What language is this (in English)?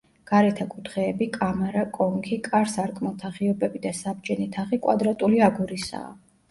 Georgian